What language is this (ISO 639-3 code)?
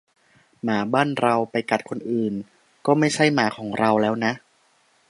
tha